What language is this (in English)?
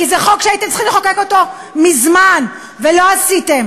Hebrew